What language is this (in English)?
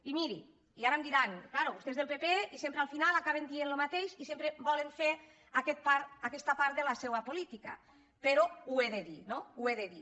Catalan